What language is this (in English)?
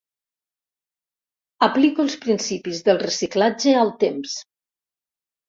Catalan